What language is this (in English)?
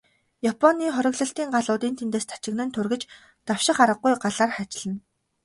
Mongolian